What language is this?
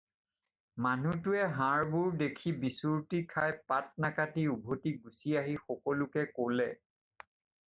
Assamese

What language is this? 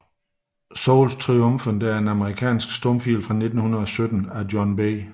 Danish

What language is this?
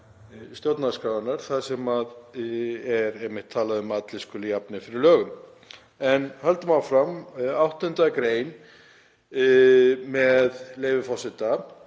Icelandic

